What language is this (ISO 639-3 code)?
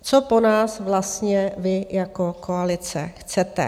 ces